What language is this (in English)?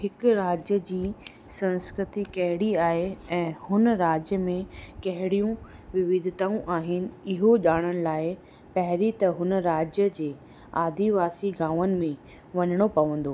Sindhi